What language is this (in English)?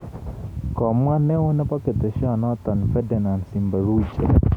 Kalenjin